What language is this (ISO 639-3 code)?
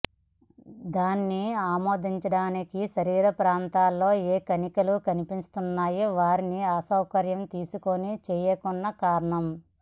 tel